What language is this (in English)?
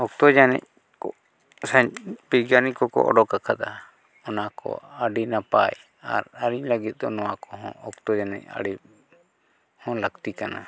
Santali